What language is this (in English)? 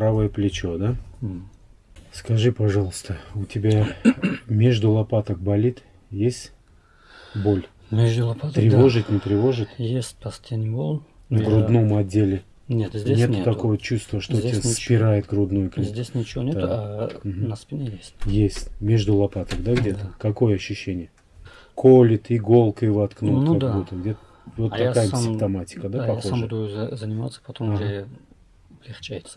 Russian